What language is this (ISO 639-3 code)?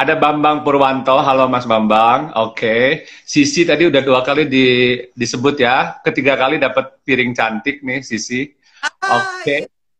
ind